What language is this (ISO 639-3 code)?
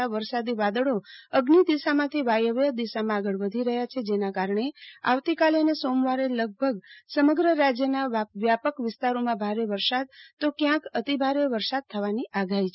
guj